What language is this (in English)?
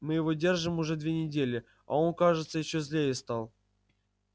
Russian